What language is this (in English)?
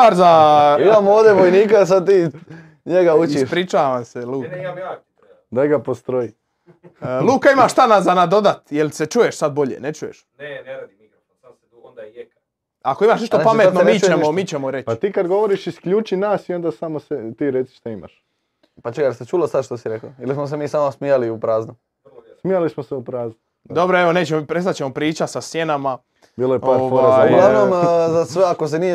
Croatian